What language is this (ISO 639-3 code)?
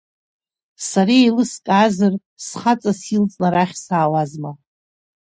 abk